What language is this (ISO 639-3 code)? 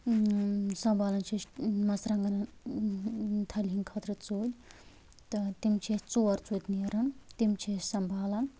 kas